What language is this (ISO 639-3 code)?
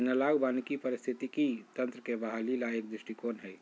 mag